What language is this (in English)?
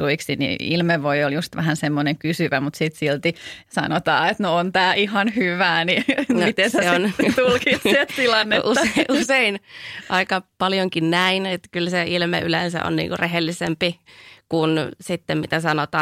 Finnish